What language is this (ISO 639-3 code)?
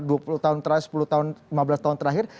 ind